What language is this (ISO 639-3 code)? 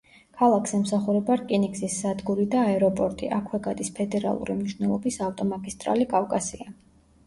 kat